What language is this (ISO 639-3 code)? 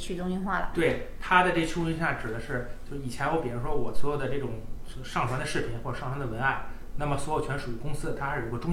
zho